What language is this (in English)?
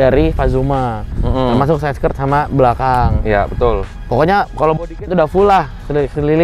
Indonesian